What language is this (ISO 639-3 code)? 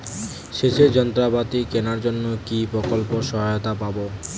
ben